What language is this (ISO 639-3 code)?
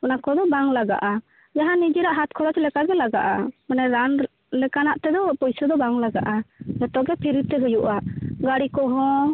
sat